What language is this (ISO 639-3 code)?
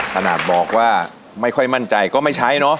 tha